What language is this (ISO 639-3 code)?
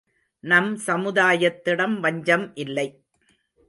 tam